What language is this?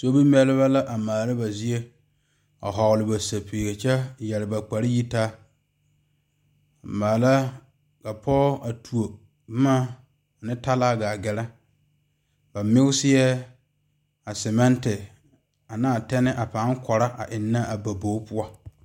Southern Dagaare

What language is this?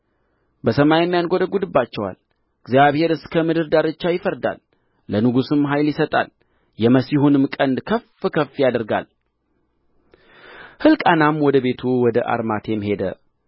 Amharic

